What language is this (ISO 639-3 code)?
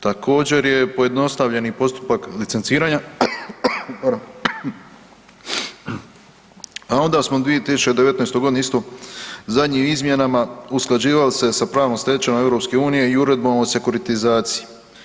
hrv